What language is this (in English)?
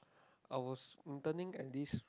English